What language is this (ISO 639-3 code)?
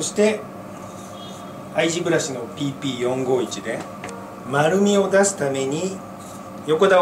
jpn